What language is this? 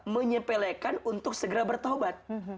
Indonesian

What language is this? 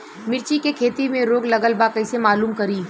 Bhojpuri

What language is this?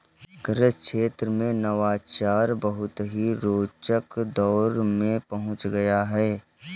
Hindi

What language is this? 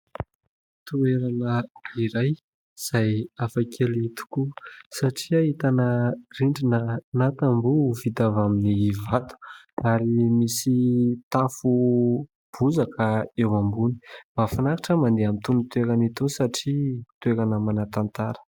Malagasy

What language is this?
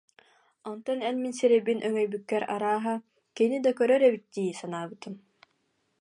Yakut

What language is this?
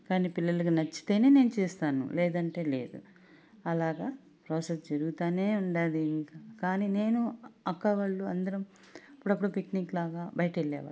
Telugu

